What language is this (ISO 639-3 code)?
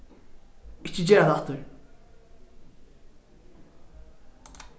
fao